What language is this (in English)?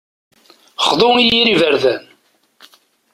Kabyle